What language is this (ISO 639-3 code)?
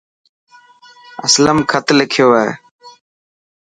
mki